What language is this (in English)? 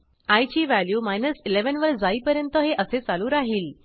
Marathi